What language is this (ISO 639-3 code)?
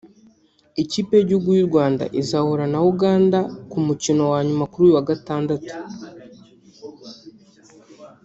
kin